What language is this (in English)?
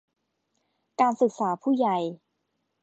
Thai